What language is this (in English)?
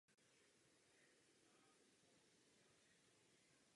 Czech